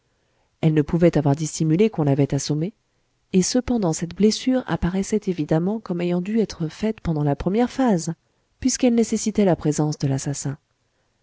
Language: French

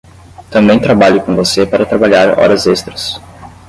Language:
Portuguese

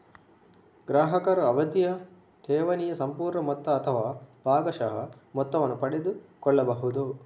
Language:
Kannada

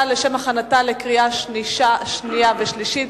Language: Hebrew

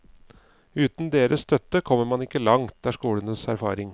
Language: Norwegian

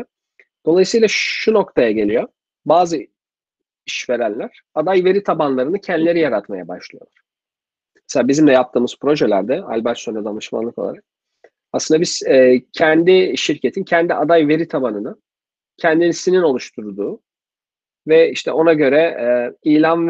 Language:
Turkish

